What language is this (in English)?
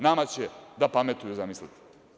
Serbian